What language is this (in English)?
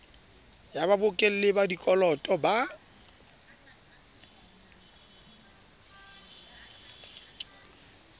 Southern Sotho